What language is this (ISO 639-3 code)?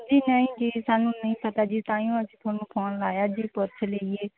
pan